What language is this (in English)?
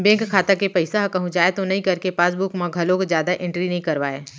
Chhattisgarhi